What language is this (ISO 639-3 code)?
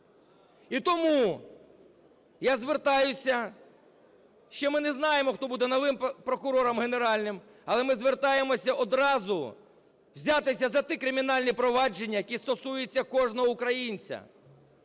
ukr